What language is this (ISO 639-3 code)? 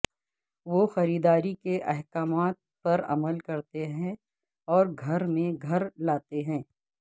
urd